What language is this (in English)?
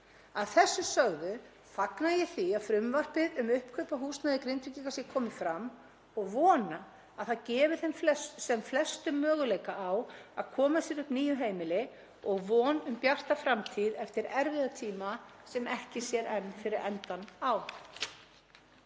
Icelandic